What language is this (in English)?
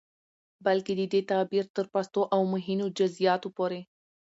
Pashto